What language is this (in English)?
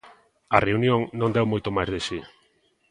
Galician